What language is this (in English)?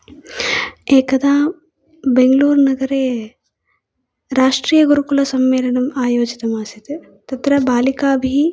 Sanskrit